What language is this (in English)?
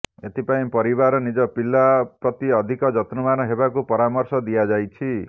Odia